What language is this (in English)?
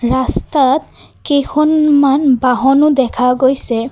Assamese